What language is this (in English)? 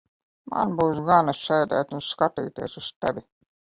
Latvian